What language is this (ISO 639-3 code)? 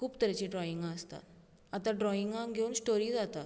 kok